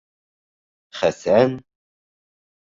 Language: Bashkir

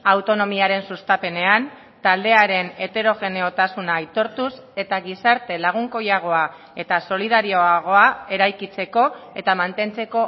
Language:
Basque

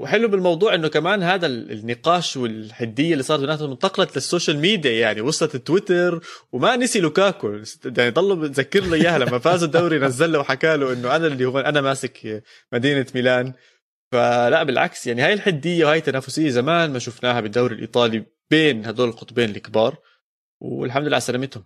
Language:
Arabic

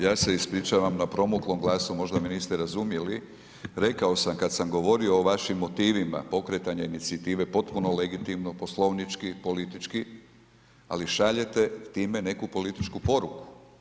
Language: Croatian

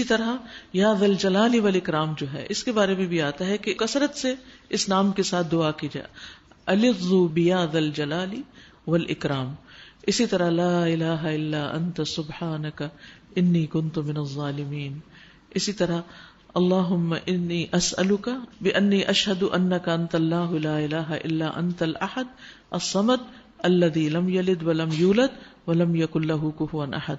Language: Arabic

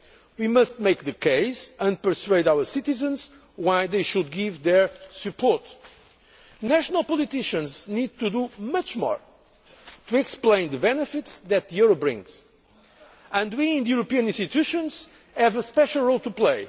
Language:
English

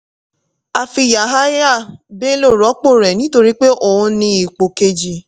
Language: Yoruba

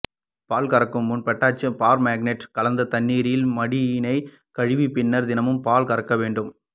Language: Tamil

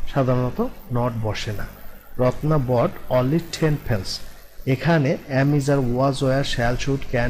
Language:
Hindi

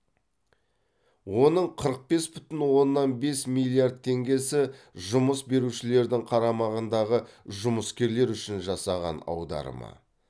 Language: Kazakh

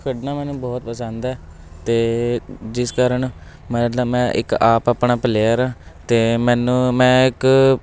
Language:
Punjabi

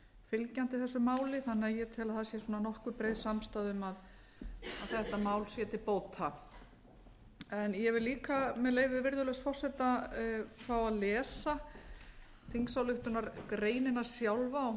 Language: Icelandic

